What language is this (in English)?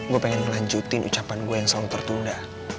Indonesian